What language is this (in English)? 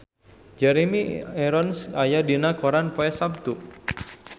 Sundanese